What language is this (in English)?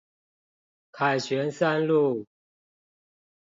Chinese